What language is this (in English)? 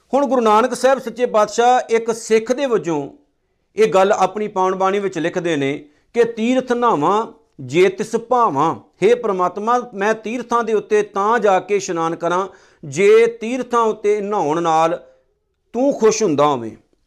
Punjabi